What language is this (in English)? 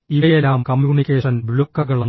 Malayalam